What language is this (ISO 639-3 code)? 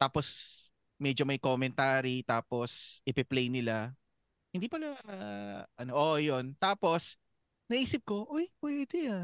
fil